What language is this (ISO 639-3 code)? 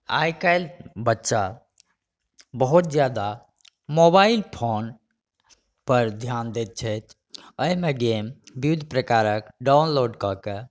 mai